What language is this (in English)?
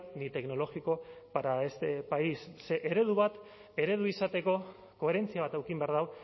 Basque